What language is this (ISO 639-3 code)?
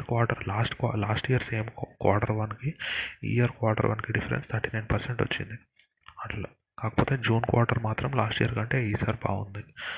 tel